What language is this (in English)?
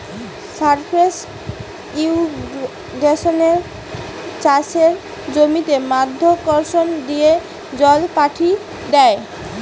Bangla